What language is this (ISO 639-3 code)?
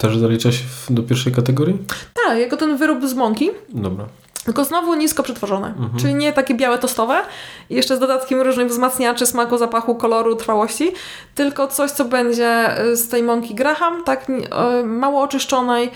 pol